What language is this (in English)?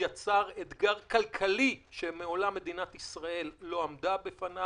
Hebrew